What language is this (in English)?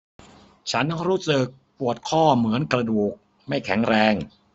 Thai